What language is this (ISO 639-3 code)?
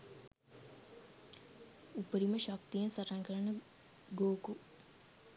sin